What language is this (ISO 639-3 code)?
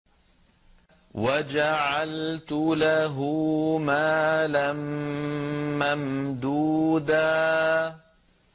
ara